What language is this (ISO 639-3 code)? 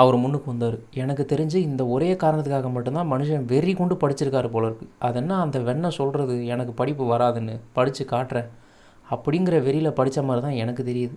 tam